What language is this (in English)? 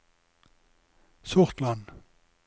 Norwegian